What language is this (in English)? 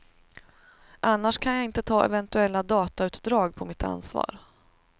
Swedish